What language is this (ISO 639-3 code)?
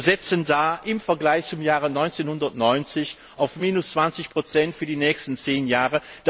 deu